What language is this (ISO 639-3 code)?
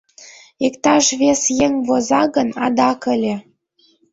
chm